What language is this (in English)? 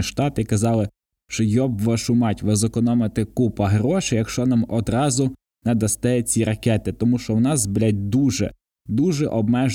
Ukrainian